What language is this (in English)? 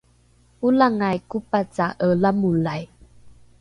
Rukai